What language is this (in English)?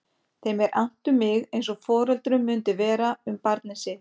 Icelandic